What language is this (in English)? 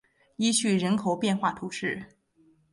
Chinese